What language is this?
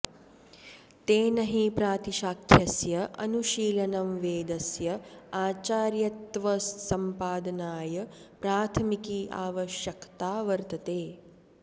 Sanskrit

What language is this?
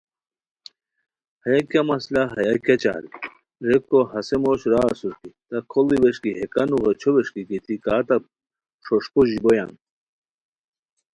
Khowar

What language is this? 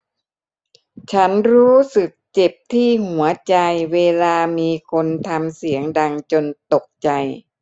Thai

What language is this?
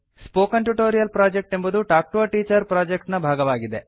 Kannada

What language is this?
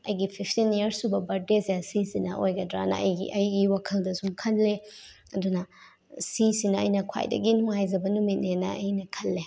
Manipuri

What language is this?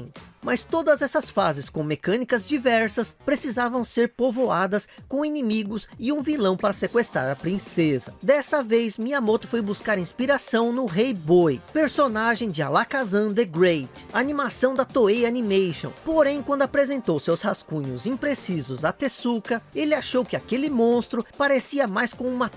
Portuguese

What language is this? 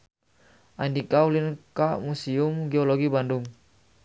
Sundanese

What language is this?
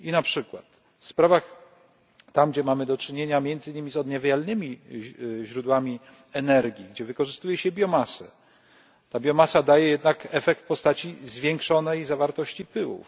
Polish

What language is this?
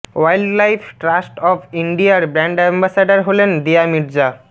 Bangla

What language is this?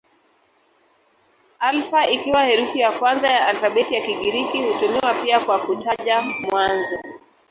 Swahili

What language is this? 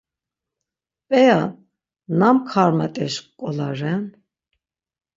Laz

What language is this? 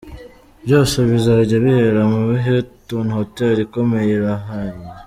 Kinyarwanda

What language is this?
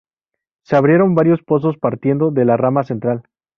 Spanish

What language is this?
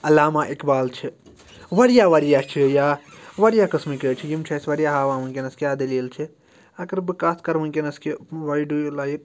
Kashmiri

